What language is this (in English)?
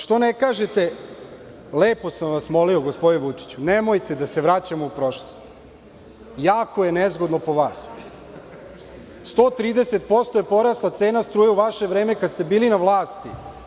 Serbian